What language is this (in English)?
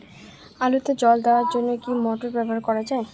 Bangla